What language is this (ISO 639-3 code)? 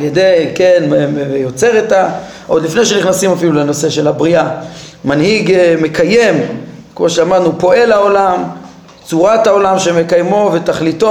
heb